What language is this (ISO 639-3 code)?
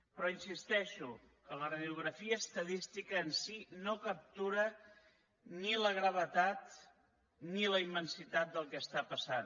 cat